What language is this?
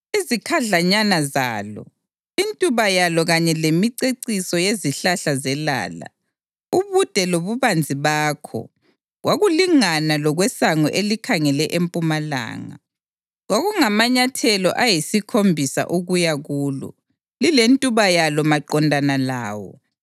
North Ndebele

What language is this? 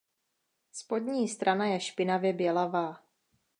Czech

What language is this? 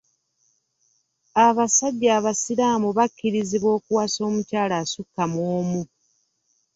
Ganda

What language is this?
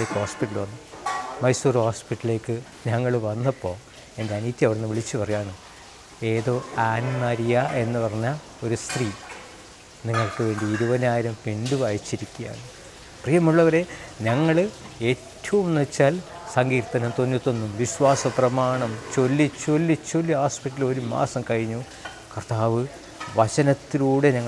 Turkish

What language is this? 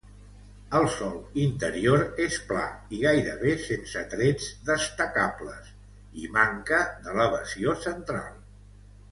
Catalan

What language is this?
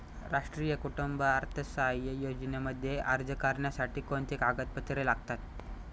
Marathi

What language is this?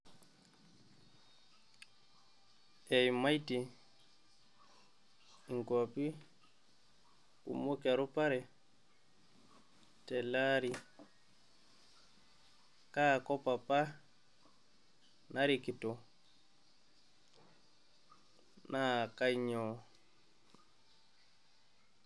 Masai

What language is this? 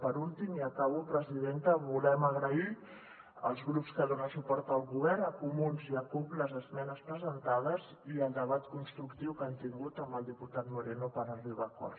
Catalan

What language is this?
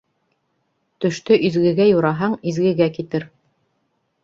Bashkir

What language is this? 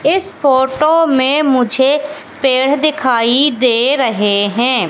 Hindi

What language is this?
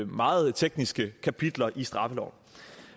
Danish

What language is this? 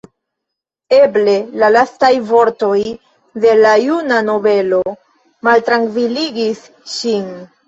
Esperanto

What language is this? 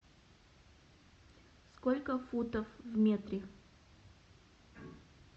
Russian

